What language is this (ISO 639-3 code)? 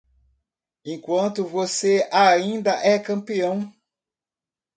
por